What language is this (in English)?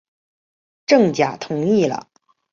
Chinese